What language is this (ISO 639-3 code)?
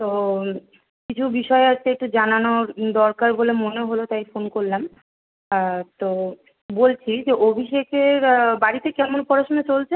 ben